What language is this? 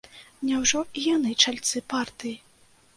Belarusian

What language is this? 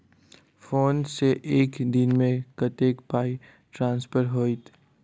Maithili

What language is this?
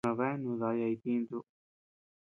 Tepeuxila Cuicatec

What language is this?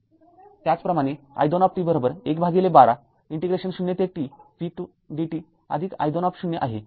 Marathi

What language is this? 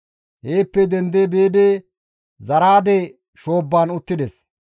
Gamo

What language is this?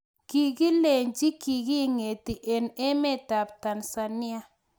Kalenjin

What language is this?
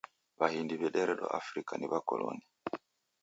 Taita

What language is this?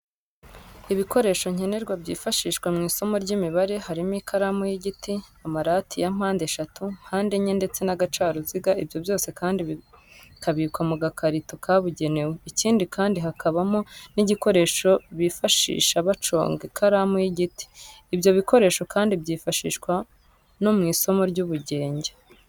Kinyarwanda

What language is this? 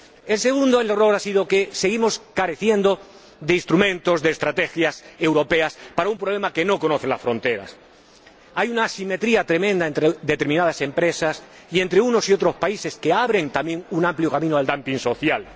Spanish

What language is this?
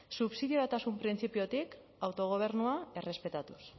Basque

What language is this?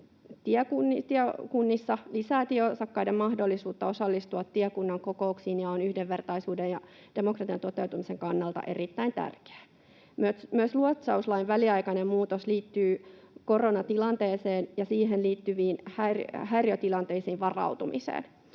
Finnish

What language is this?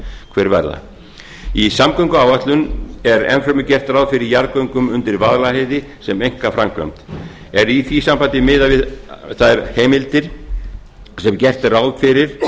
Icelandic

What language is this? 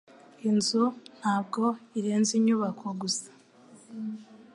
Kinyarwanda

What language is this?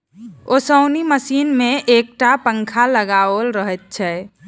Maithili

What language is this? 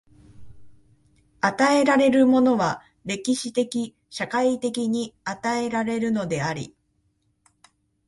Japanese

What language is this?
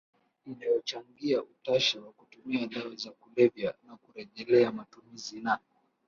Swahili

